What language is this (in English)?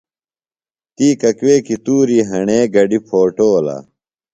Phalura